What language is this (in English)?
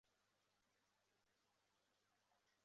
Chinese